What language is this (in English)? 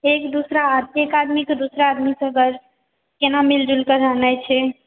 Maithili